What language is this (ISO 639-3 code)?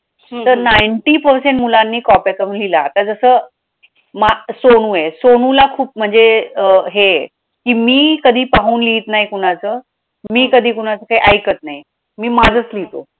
mar